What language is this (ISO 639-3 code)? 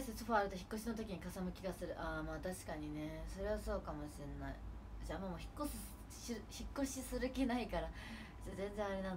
jpn